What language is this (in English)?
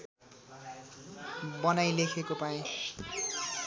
Nepali